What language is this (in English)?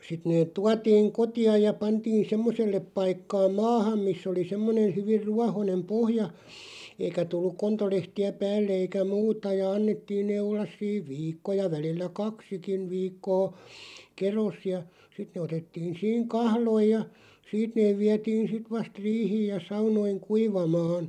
Finnish